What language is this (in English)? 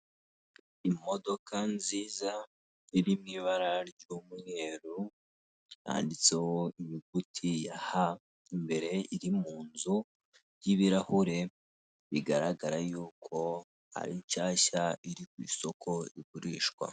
Kinyarwanda